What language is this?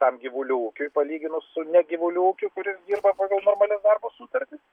Lithuanian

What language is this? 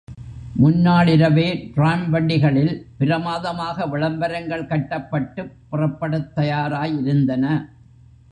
Tamil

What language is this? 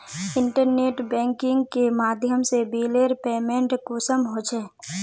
Magahi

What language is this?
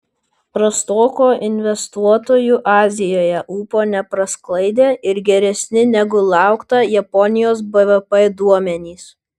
Lithuanian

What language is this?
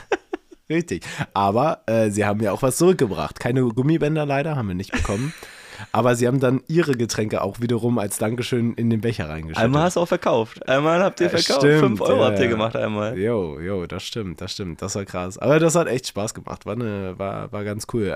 German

